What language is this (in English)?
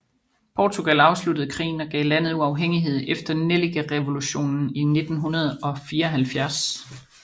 Danish